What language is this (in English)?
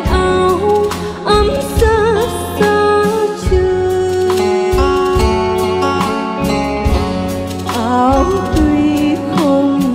Thai